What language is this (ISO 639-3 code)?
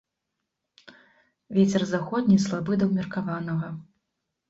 bel